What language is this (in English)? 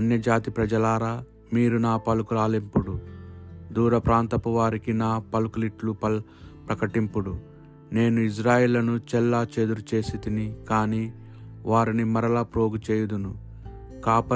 Telugu